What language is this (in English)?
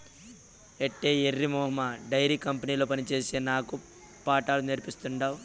Telugu